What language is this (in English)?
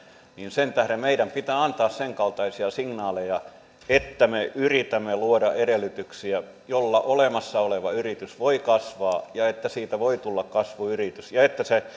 Finnish